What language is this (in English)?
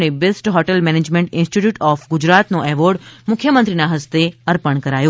Gujarati